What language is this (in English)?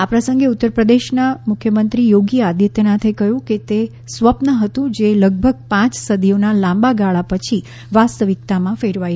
Gujarati